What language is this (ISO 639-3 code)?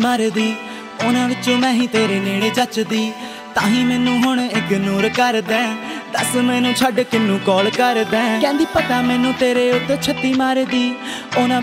hin